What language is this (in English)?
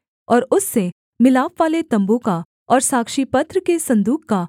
Hindi